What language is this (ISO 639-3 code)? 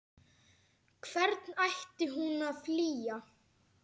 isl